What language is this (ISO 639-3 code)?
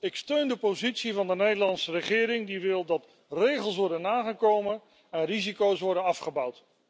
nld